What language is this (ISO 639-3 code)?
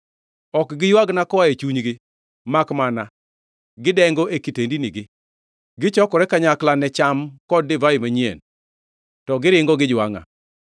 luo